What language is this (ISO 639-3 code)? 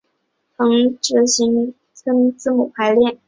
zho